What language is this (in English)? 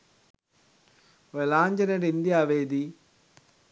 Sinhala